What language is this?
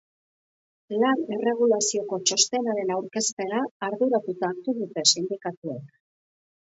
Basque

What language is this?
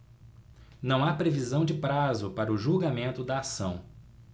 Portuguese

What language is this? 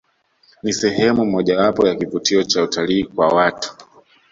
Swahili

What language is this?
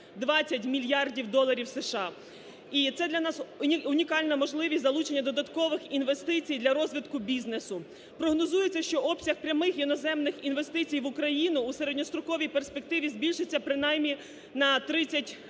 Ukrainian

